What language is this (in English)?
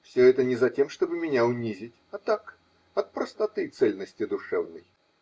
Russian